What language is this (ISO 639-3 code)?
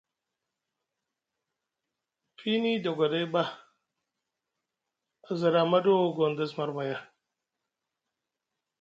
mug